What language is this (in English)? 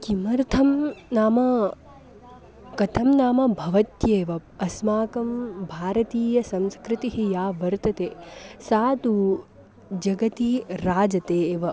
Sanskrit